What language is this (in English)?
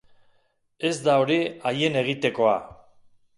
Basque